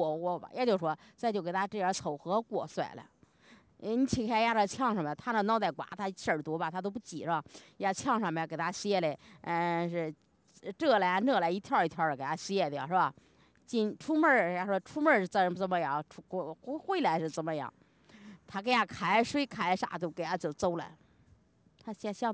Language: Chinese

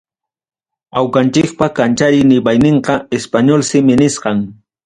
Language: Ayacucho Quechua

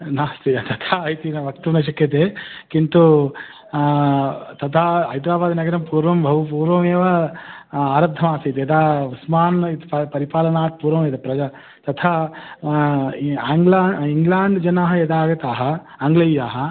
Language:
Sanskrit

